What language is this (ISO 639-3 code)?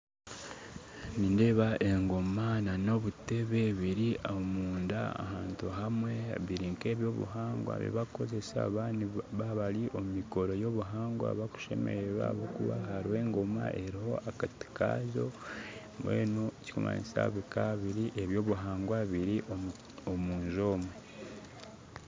nyn